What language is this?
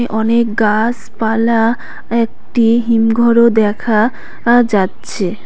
Bangla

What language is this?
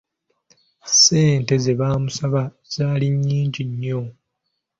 Ganda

